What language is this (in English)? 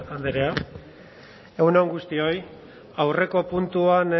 Basque